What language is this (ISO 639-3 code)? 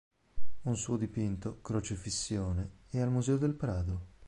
ita